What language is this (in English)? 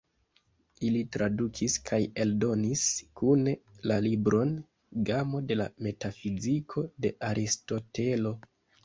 Esperanto